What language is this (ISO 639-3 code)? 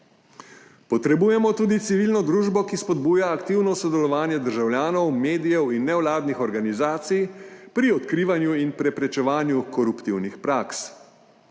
slv